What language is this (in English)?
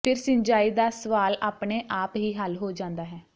Punjabi